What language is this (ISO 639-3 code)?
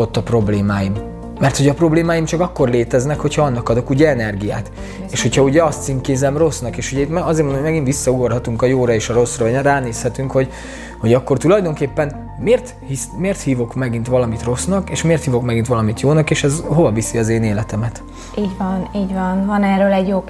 hun